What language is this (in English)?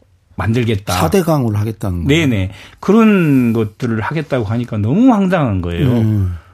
Korean